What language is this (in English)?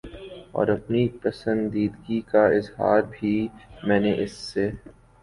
Urdu